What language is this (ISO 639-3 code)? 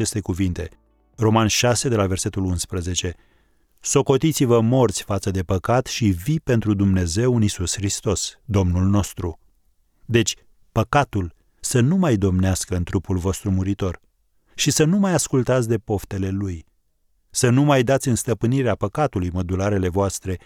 ron